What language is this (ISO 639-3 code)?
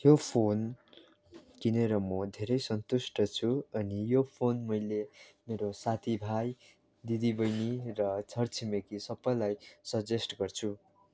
nep